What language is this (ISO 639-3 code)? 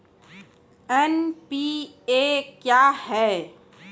mai